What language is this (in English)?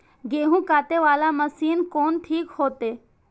Maithili